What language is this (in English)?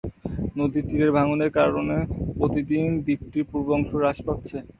Bangla